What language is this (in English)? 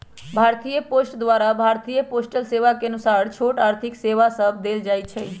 Magahi